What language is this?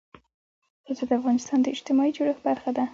Pashto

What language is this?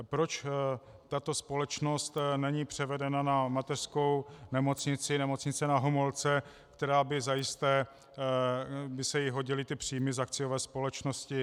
Czech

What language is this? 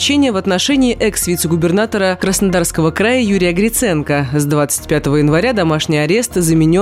Russian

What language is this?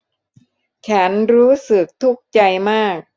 Thai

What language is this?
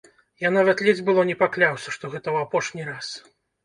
Belarusian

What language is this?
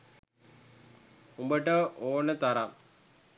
Sinhala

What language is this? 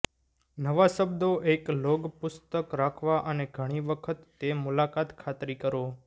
Gujarati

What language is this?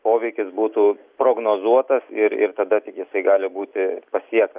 Lithuanian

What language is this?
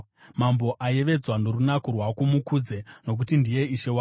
Shona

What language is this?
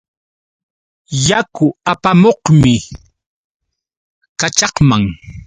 Yauyos Quechua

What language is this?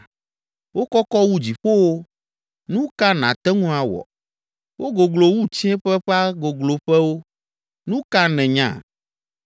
Ewe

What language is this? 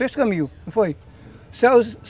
Portuguese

